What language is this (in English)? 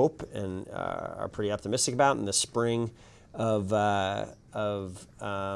English